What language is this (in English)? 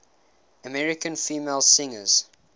English